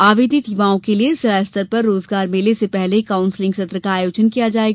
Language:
Hindi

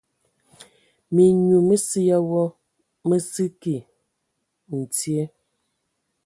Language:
Ewondo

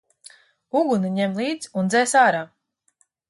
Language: Latvian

